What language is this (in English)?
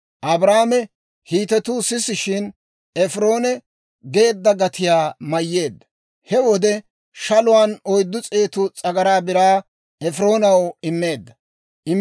Dawro